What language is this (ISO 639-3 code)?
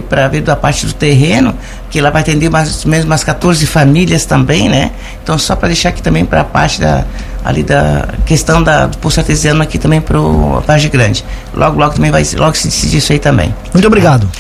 por